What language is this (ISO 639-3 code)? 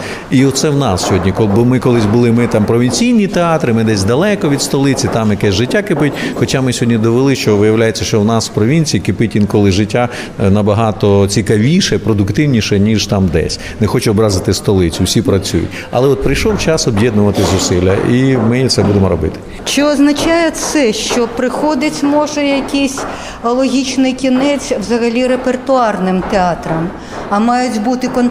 ukr